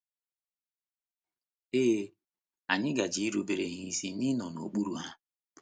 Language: Igbo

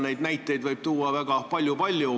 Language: Estonian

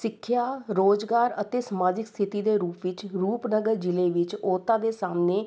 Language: Punjabi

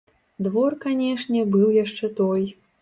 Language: Belarusian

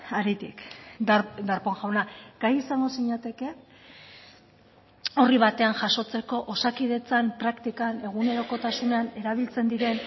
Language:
Basque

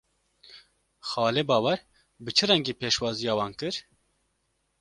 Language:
Kurdish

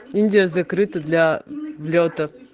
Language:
Russian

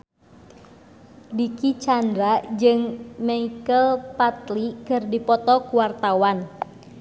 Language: Sundanese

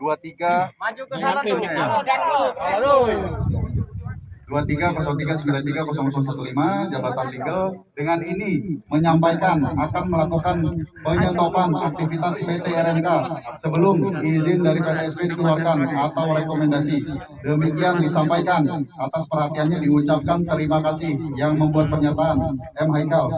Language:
Indonesian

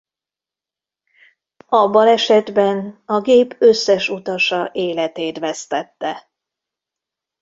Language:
Hungarian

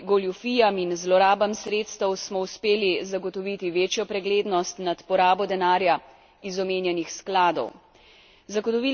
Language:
Slovenian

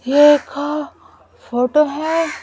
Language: Hindi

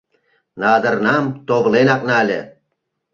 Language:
Mari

